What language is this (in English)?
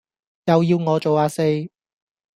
Cantonese